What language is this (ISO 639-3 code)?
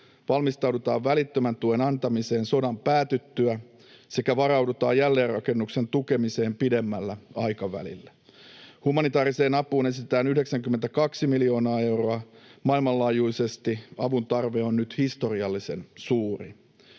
fin